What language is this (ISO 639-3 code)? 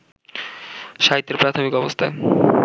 ben